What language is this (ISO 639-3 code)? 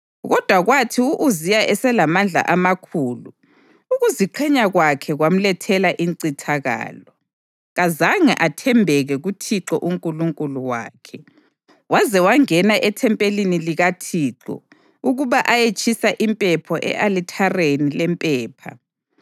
nde